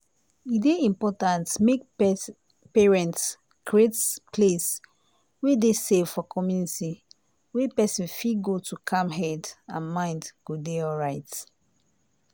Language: Nigerian Pidgin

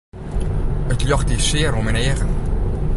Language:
Western Frisian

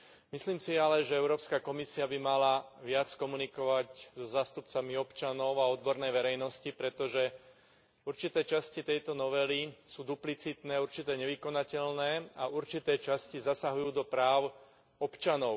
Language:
Slovak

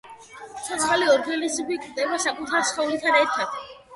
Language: Georgian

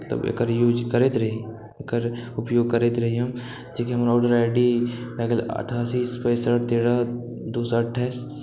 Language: Maithili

